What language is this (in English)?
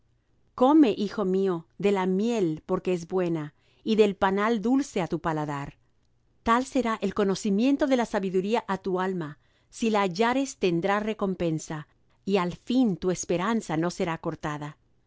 Spanish